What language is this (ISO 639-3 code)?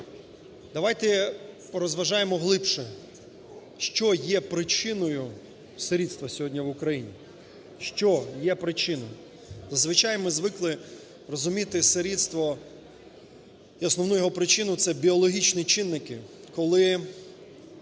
ukr